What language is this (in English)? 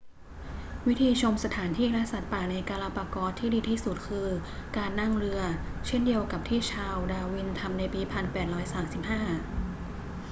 Thai